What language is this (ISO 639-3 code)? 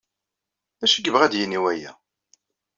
kab